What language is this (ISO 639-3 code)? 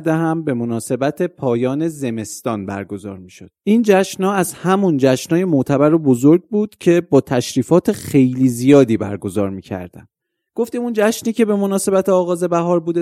fas